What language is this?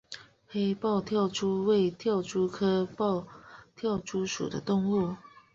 Chinese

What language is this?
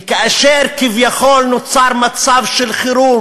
Hebrew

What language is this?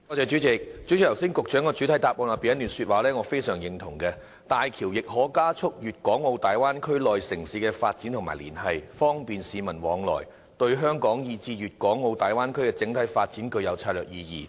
Cantonese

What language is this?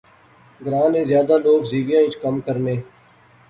Pahari-Potwari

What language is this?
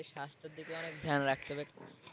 Bangla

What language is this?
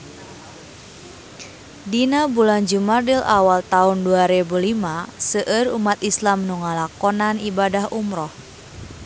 Sundanese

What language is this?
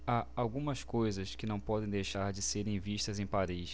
Portuguese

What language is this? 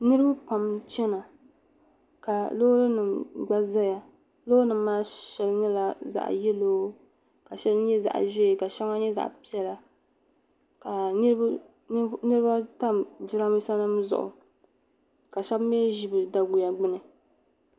Dagbani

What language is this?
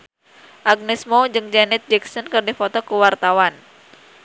Sundanese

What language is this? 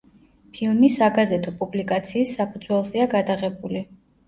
Georgian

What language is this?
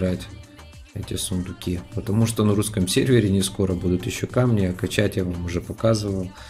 Russian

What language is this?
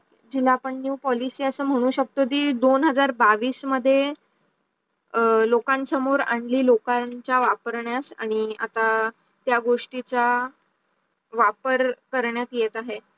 Marathi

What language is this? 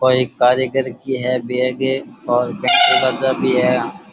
Rajasthani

